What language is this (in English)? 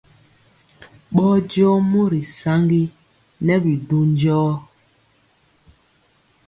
Mpiemo